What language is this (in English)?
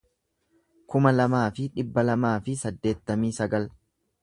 Oromo